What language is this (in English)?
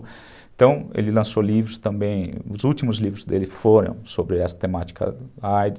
Portuguese